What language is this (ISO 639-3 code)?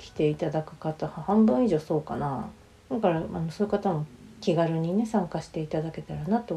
jpn